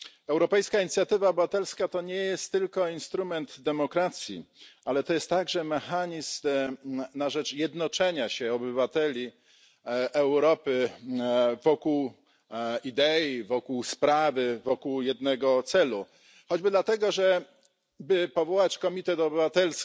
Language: Polish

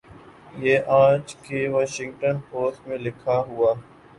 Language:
Urdu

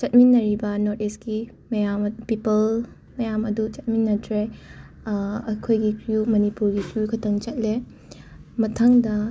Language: Manipuri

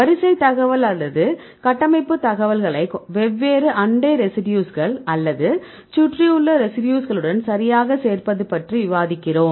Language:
Tamil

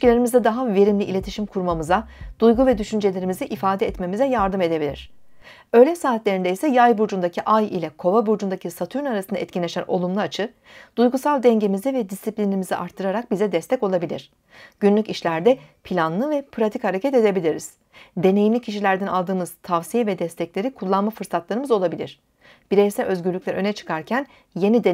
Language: Turkish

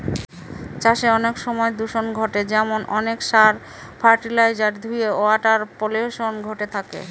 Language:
Bangla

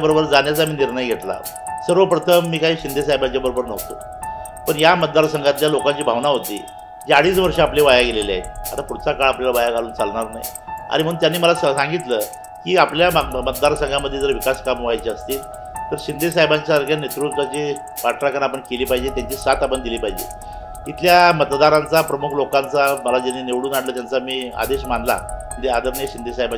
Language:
Marathi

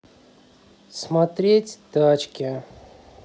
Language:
Russian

